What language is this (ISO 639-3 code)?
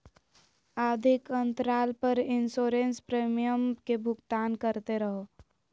mag